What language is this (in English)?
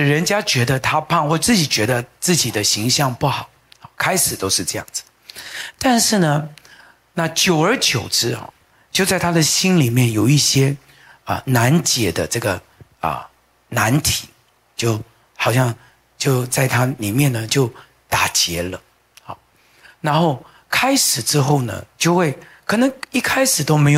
Chinese